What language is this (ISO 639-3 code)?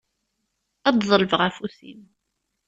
kab